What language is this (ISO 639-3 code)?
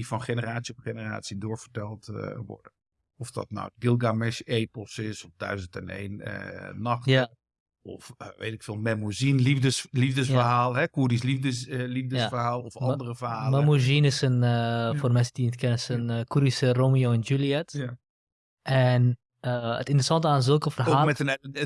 nld